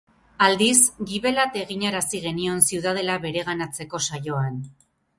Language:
Basque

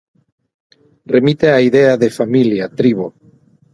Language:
Galician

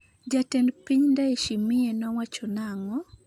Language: Luo (Kenya and Tanzania)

